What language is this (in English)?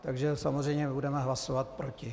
Czech